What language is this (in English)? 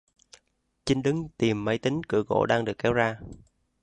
Vietnamese